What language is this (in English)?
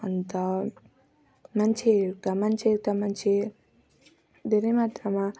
Nepali